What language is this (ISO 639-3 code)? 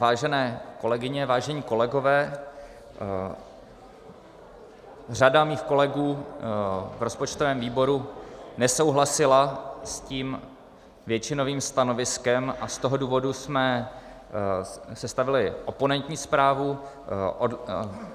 ces